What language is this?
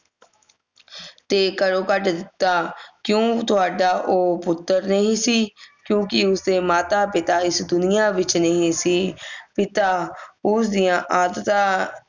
Punjabi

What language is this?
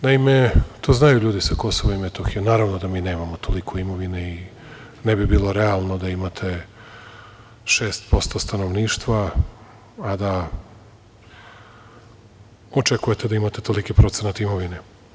Serbian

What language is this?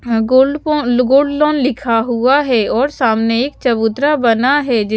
Hindi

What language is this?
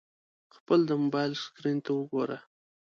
Pashto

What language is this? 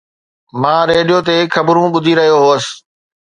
Sindhi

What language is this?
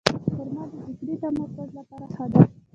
Pashto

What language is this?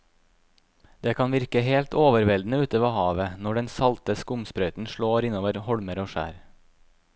Norwegian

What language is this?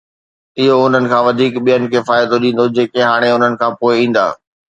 Sindhi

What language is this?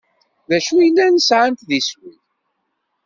Kabyle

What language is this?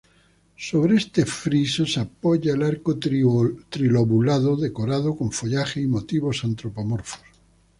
Spanish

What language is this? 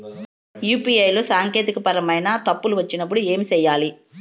Telugu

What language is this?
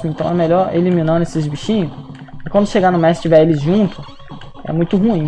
Portuguese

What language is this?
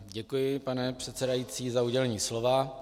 Czech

